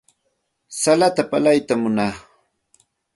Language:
Santa Ana de Tusi Pasco Quechua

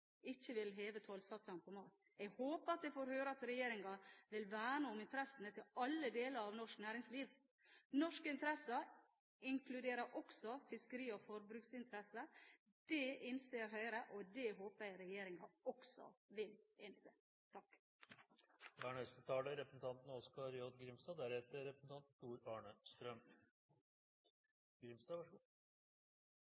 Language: Norwegian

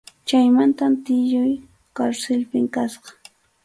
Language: Arequipa-La Unión Quechua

